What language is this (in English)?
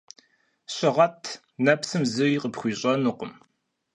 Kabardian